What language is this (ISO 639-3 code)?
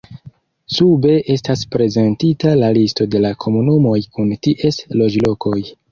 epo